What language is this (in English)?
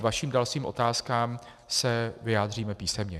Czech